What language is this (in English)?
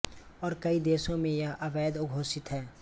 Hindi